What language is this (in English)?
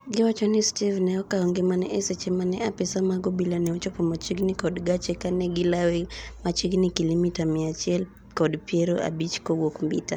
Luo (Kenya and Tanzania)